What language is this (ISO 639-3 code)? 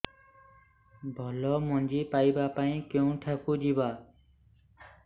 ori